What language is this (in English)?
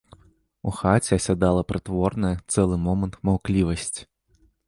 Belarusian